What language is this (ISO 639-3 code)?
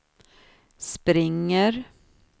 swe